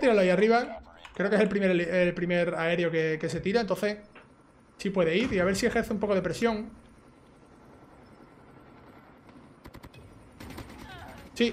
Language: Spanish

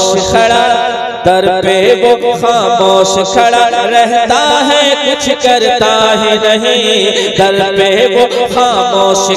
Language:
Arabic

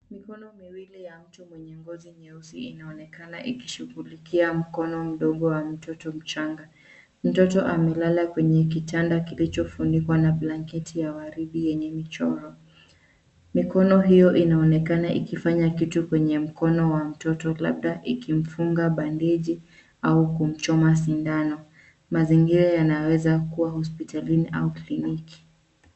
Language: Swahili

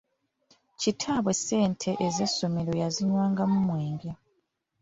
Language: Ganda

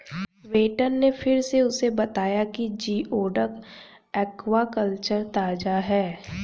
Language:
Hindi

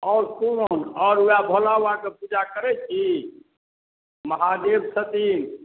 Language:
Maithili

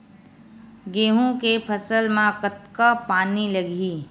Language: Chhattisgarhi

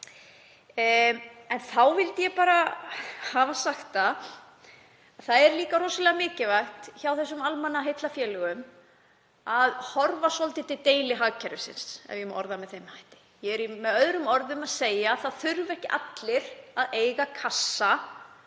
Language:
Icelandic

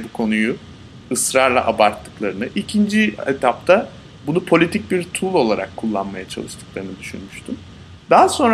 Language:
Turkish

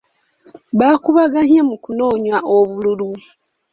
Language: Ganda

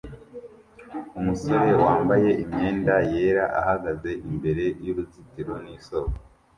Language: Kinyarwanda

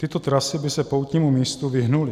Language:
Czech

